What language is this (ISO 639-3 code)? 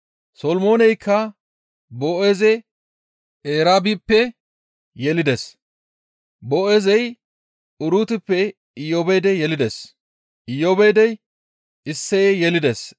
gmv